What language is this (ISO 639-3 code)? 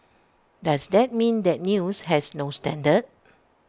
eng